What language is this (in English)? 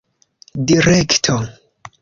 Esperanto